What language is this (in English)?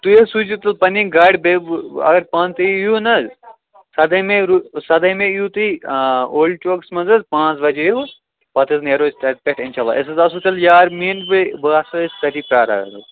Kashmiri